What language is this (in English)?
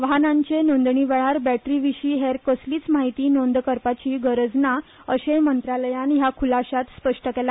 Konkani